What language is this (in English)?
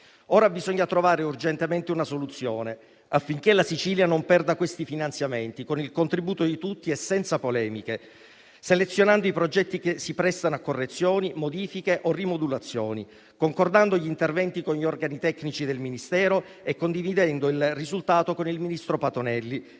Italian